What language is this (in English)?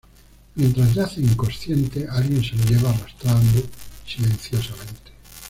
Spanish